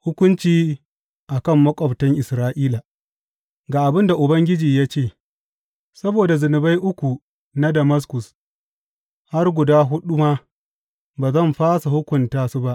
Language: Hausa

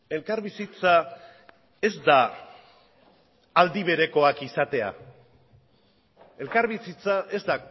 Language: Basque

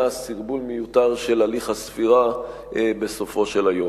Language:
Hebrew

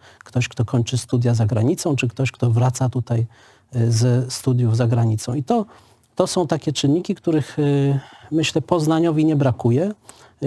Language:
Polish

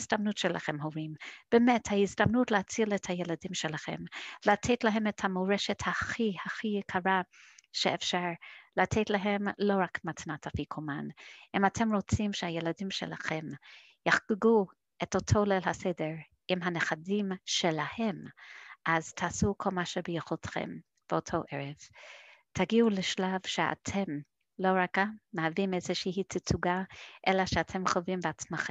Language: Hebrew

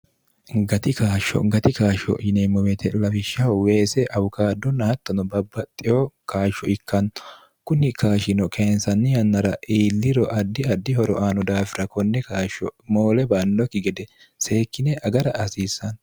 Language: Sidamo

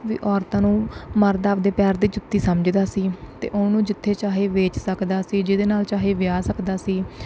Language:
Punjabi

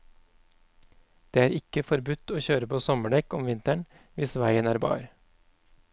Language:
Norwegian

